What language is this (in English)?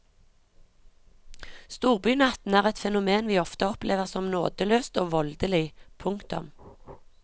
Norwegian